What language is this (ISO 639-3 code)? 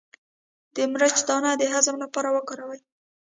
pus